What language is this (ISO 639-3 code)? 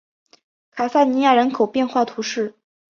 zho